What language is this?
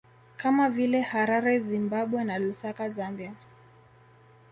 Swahili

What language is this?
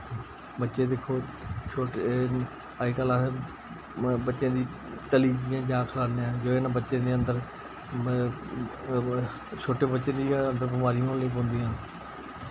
Dogri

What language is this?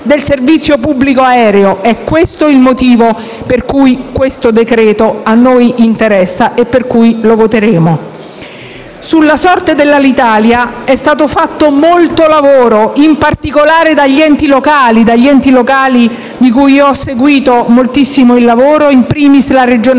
Italian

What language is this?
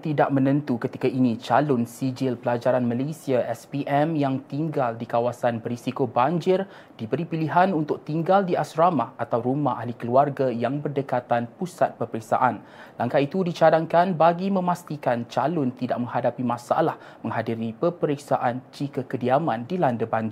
Malay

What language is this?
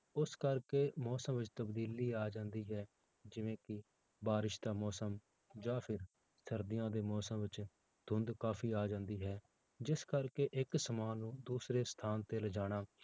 Punjabi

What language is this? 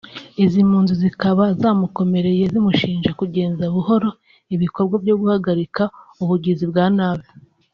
Kinyarwanda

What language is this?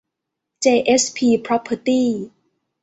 Thai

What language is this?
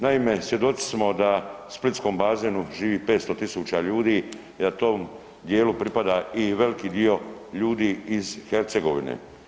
Croatian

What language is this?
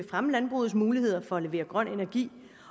Danish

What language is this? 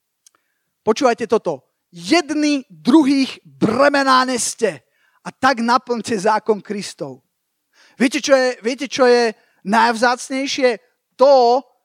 Slovak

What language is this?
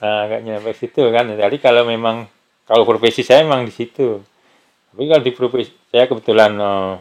Indonesian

